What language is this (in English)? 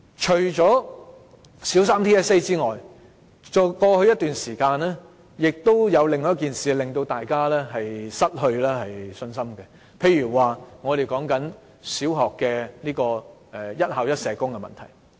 Cantonese